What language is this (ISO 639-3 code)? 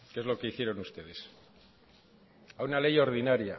spa